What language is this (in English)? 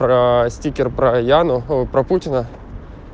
Russian